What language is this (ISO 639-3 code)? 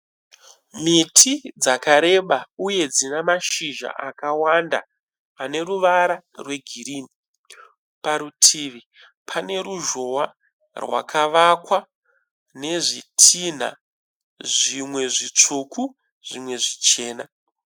sna